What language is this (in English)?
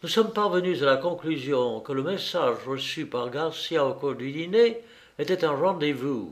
French